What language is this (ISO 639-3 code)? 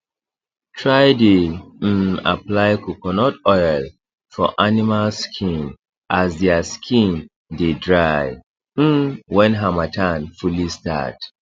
pcm